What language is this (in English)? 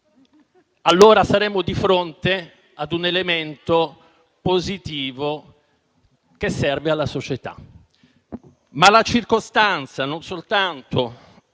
Italian